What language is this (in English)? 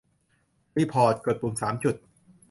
Thai